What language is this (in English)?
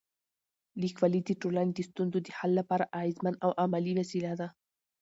Pashto